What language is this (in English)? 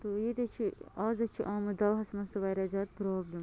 Kashmiri